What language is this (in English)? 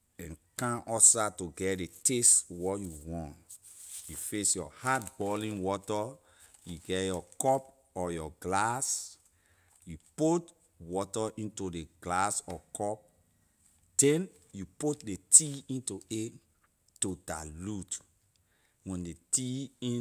Liberian English